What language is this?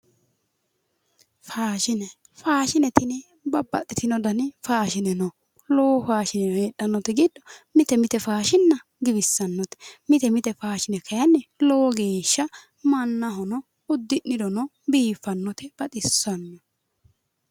Sidamo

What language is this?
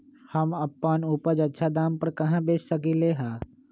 Magahi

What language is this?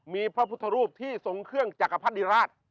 Thai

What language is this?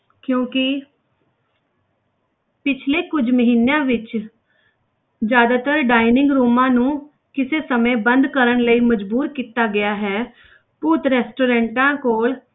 Punjabi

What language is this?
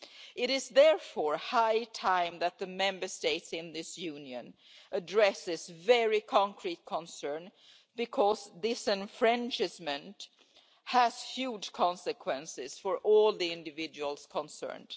English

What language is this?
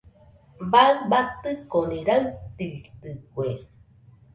Nüpode Huitoto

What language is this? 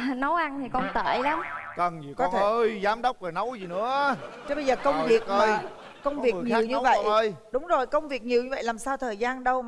Vietnamese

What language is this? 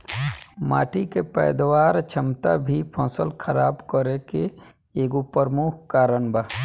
Bhojpuri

